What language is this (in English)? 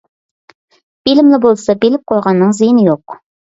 Uyghur